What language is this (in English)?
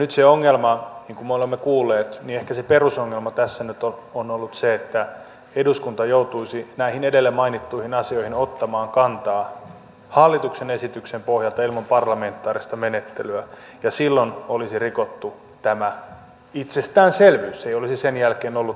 Finnish